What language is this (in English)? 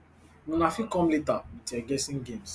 Nigerian Pidgin